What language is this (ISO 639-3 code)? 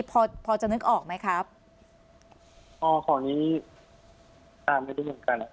tha